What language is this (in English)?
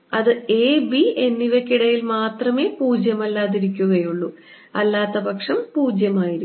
Malayalam